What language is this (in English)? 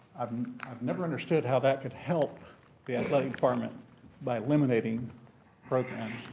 English